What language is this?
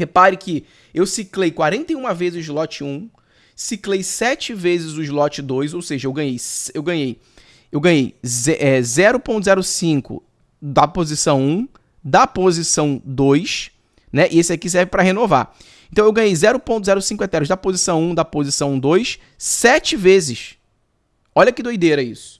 Portuguese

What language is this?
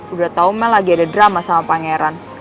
Indonesian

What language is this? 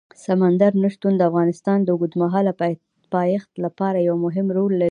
Pashto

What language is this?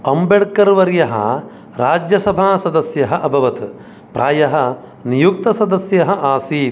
Sanskrit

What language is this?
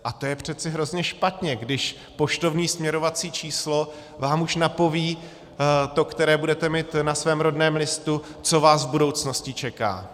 Czech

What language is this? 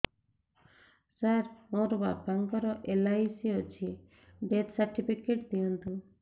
Odia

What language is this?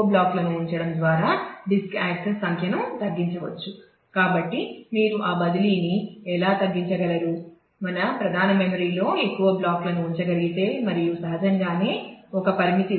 Telugu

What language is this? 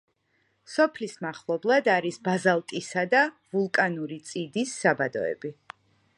Georgian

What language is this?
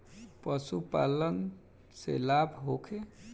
Bhojpuri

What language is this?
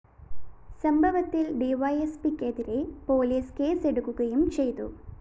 Malayalam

